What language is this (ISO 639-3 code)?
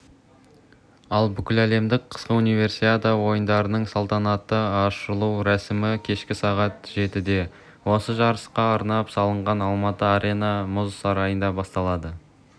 kaz